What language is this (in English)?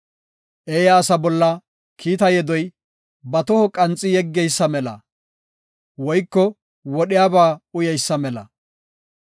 Gofa